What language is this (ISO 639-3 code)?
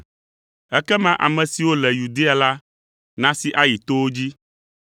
ewe